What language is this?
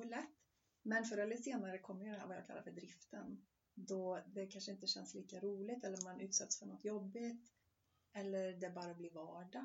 Swedish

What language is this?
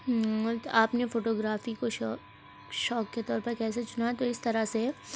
Urdu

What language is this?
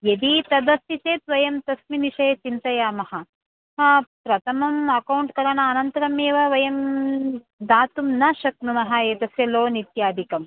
Sanskrit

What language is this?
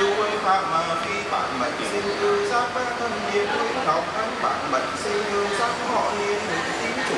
Vietnamese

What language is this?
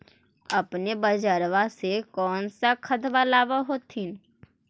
Magahi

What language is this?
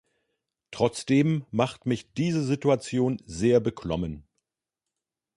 German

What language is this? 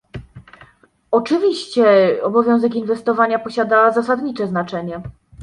Polish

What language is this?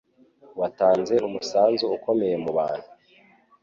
Kinyarwanda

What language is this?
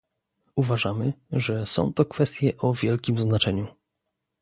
Polish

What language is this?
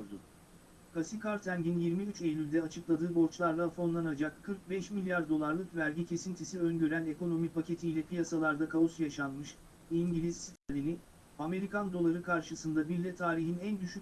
Turkish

